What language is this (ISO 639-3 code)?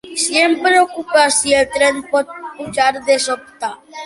cat